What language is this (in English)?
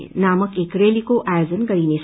Nepali